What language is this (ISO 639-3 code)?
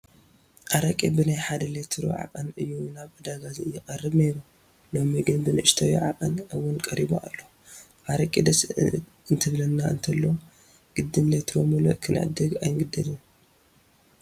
tir